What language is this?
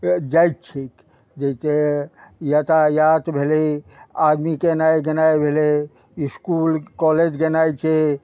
Maithili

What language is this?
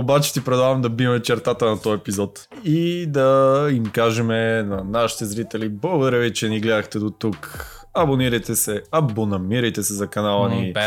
Bulgarian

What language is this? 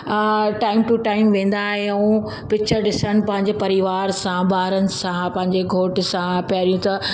Sindhi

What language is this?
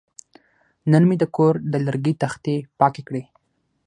Pashto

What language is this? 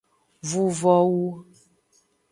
Aja (Benin)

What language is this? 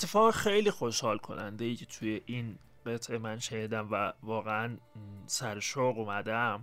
Persian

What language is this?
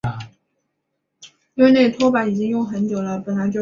Chinese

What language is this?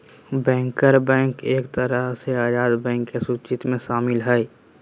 Magahi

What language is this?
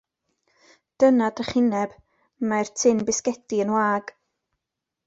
Welsh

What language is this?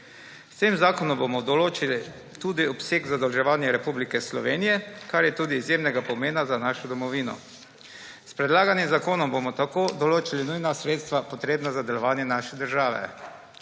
Slovenian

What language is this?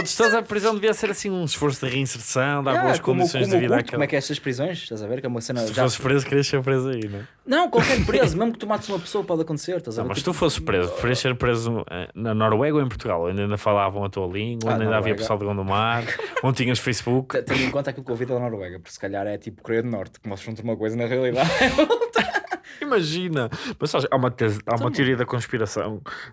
Portuguese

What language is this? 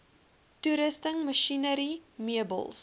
Afrikaans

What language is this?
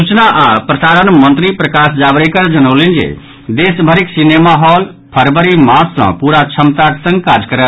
Maithili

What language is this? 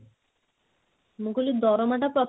Odia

